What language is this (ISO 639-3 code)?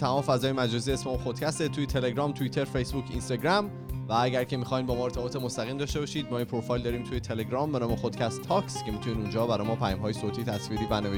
fas